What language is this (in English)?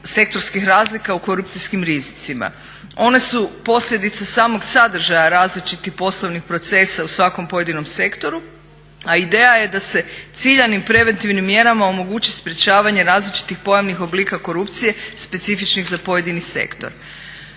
Croatian